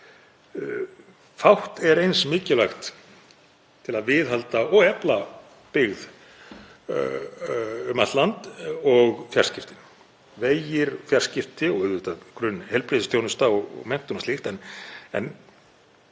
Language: Icelandic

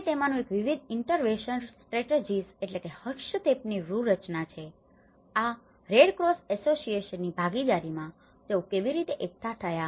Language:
Gujarati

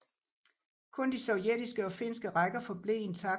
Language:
Danish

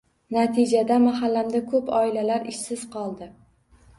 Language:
Uzbek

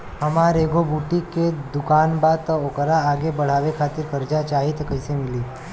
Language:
Bhojpuri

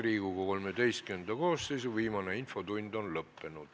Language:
Estonian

